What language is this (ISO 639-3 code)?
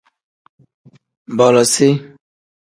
kdh